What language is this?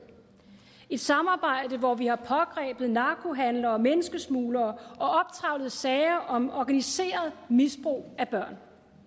Danish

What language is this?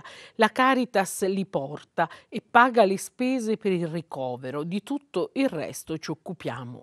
Italian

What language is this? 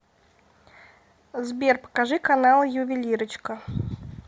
Russian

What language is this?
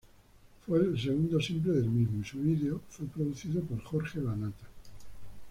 Spanish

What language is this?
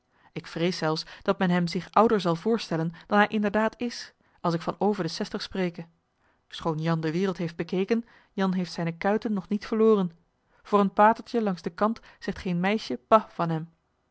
Dutch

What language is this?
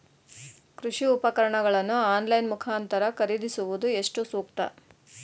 Kannada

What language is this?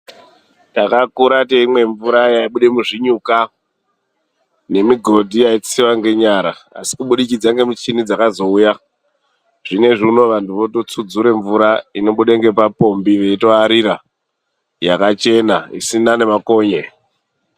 Ndau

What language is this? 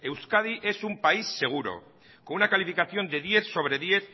Spanish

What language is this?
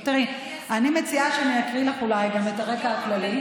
Hebrew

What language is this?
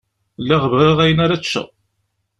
Kabyle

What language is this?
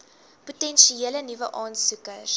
Afrikaans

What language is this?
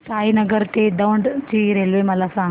Marathi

